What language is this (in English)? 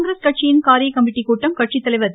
Tamil